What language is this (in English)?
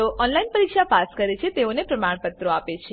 Gujarati